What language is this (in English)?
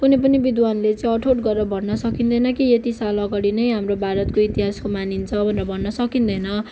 Nepali